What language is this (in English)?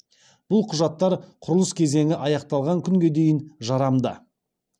Kazakh